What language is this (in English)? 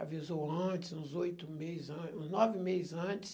Portuguese